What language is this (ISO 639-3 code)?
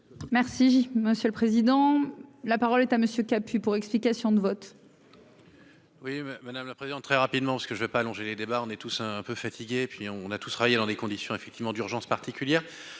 fra